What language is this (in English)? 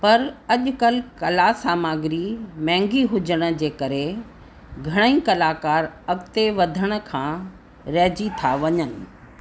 Sindhi